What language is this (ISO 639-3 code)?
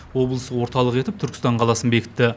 kaz